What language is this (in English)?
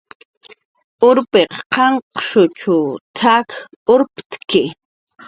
Jaqaru